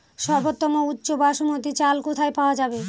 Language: Bangla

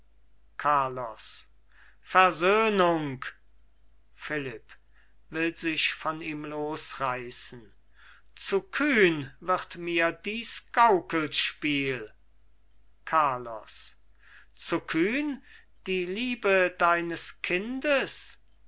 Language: German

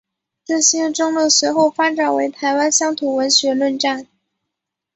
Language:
Chinese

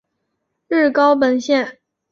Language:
Chinese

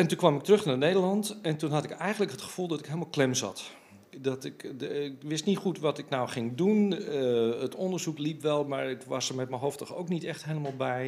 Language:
Dutch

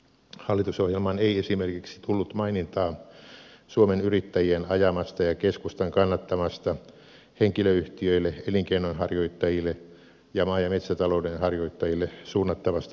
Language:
Finnish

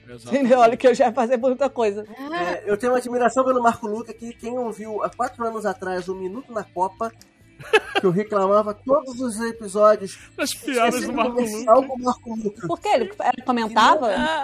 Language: Portuguese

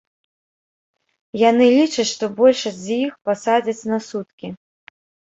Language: Belarusian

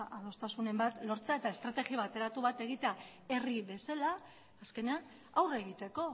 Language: Basque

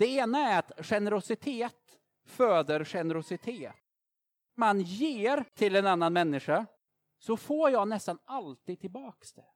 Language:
Swedish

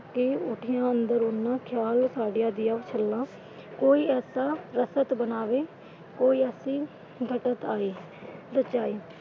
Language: Punjabi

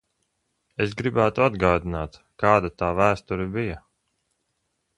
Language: Latvian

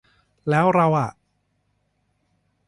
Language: Thai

